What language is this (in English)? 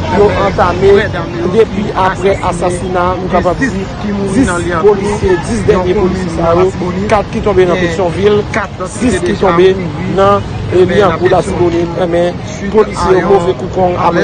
French